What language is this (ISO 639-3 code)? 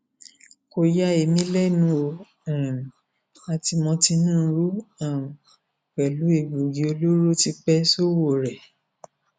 yor